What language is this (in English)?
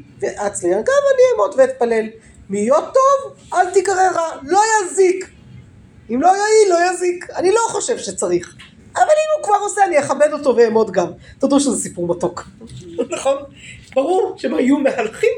Hebrew